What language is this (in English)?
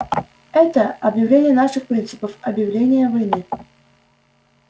Russian